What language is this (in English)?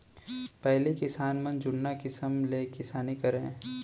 Chhattisgarhi